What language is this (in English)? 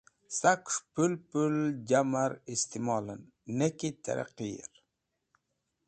Wakhi